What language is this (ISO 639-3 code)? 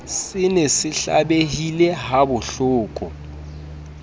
sot